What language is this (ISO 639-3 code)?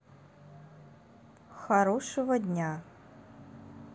rus